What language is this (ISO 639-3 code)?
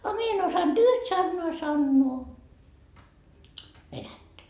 fin